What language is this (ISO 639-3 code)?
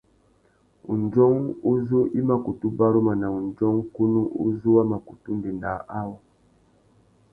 bag